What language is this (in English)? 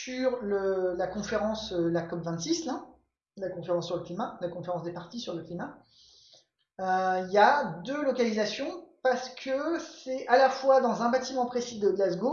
French